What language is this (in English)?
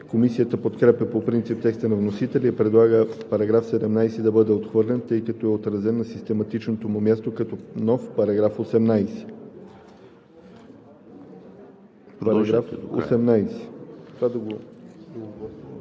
Bulgarian